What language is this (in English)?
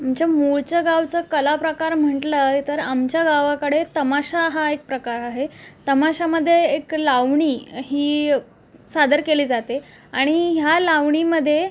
Marathi